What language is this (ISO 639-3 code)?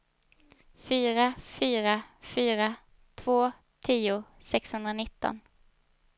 swe